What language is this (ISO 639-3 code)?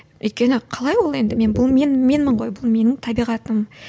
kaz